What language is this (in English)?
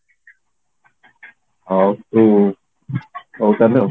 Odia